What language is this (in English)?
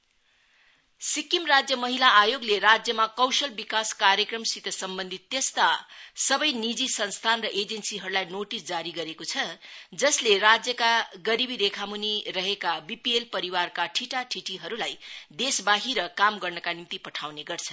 Nepali